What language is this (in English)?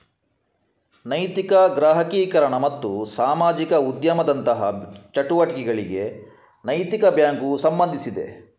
Kannada